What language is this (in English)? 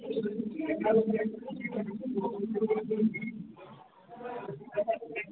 Manipuri